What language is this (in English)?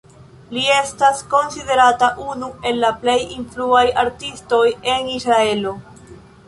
Esperanto